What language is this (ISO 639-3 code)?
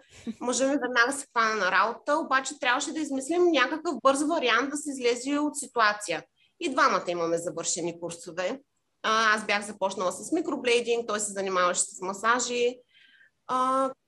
bul